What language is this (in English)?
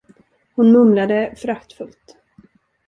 Swedish